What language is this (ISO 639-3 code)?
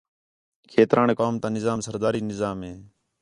xhe